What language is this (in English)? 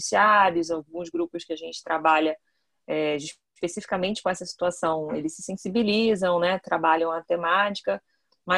Portuguese